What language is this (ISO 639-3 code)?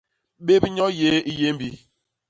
bas